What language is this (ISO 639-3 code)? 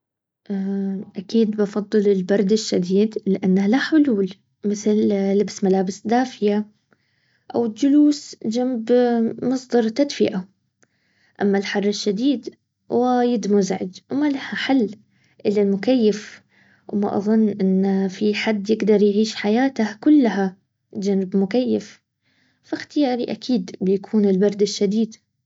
abv